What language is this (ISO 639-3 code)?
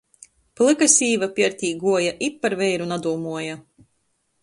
ltg